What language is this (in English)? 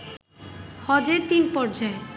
Bangla